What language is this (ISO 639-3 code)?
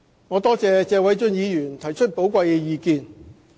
yue